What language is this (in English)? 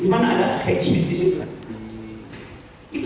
Indonesian